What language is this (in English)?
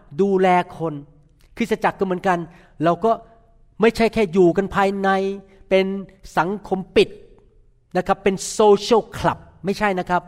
Thai